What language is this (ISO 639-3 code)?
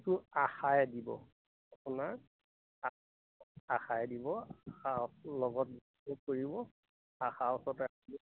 asm